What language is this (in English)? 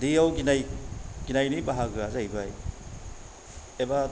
Bodo